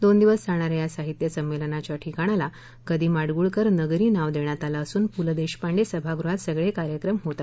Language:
Marathi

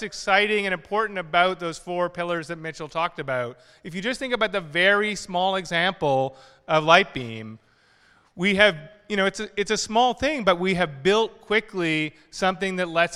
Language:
English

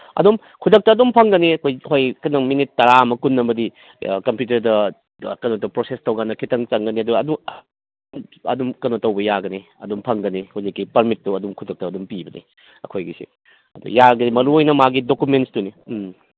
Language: Manipuri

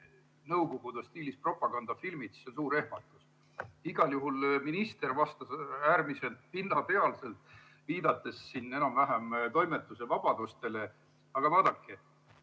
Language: Estonian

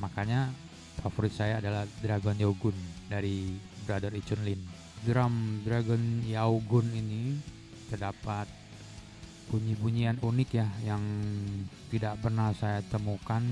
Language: Indonesian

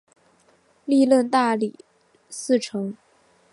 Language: Chinese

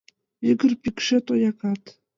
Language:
Mari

